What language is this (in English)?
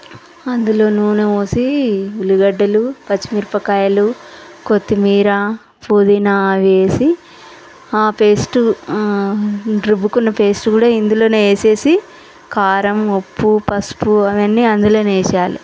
Telugu